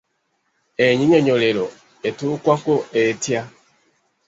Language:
Ganda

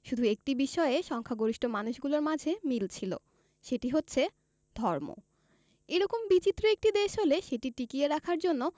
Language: Bangla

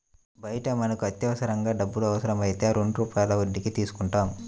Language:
Telugu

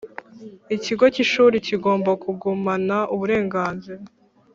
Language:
Kinyarwanda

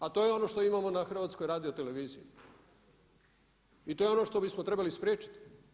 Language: Croatian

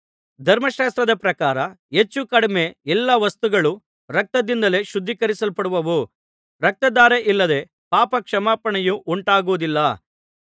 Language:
Kannada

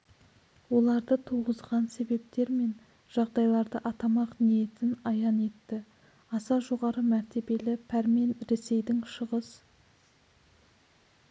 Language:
Kazakh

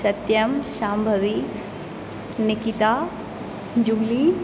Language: Maithili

